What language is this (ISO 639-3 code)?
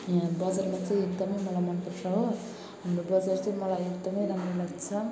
nep